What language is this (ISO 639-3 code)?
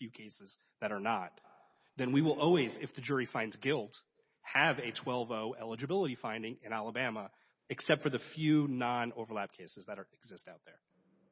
eng